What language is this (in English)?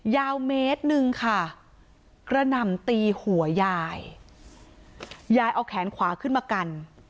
Thai